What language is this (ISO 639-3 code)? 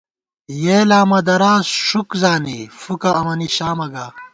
gwt